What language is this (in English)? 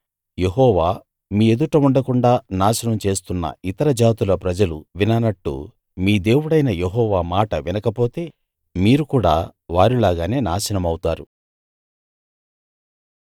Telugu